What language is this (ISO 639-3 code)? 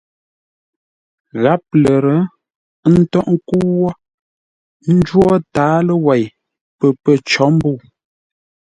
nla